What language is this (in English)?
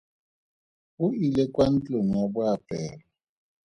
Tswana